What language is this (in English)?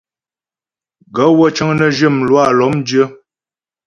Ghomala